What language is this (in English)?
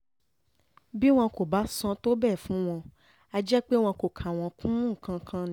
Yoruba